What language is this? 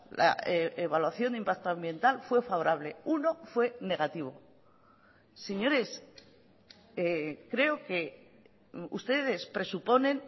Spanish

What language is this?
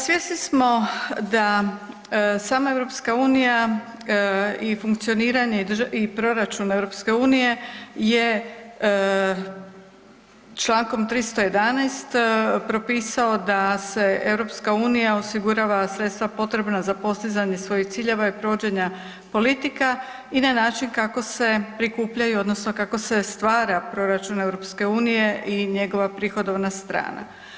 Croatian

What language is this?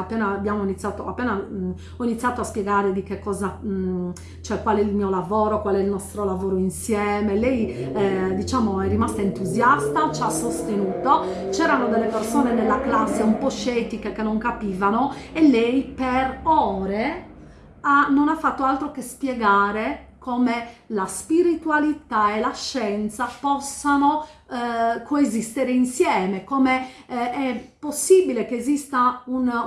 Italian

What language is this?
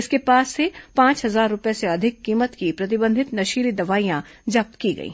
Hindi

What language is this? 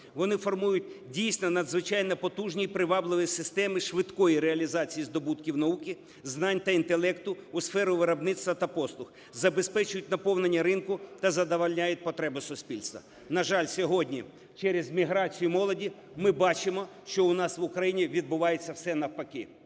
Ukrainian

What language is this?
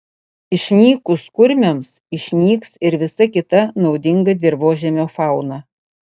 Lithuanian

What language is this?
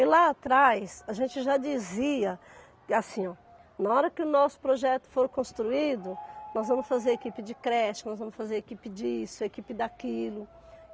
Portuguese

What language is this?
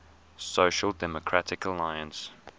English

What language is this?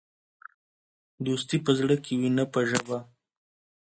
Pashto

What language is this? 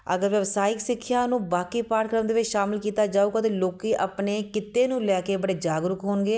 Punjabi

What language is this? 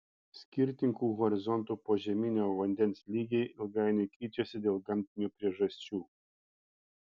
Lithuanian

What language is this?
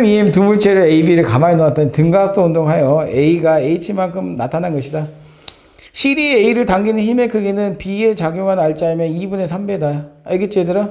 Korean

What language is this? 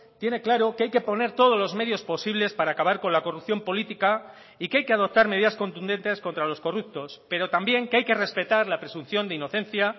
Spanish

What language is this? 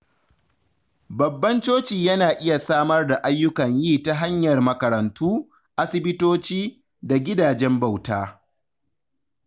Hausa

